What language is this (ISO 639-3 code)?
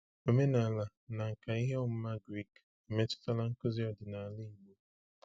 ibo